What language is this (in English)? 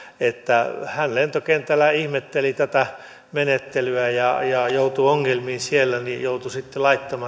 Finnish